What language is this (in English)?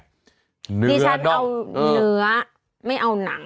Thai